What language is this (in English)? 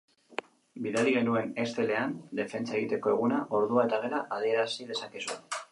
Basque